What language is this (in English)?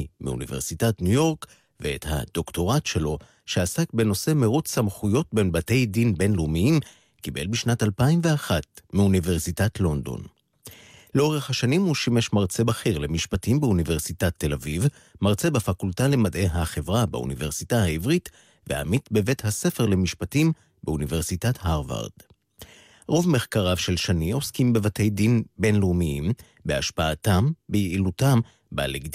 Hebrew